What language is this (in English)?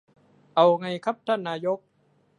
Thai